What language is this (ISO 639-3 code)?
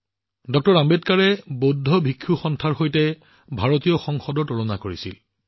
asm